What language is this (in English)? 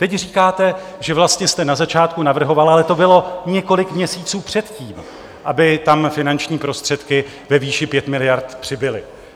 Czech